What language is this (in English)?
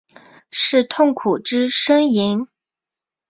Chinese